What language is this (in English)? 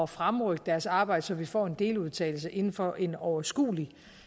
Danish